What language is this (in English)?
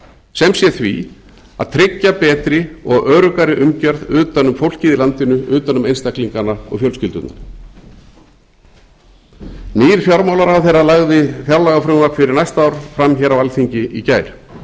Icelandic